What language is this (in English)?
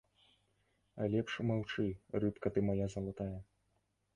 Belarusian